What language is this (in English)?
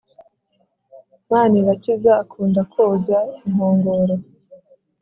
Kinyarwanda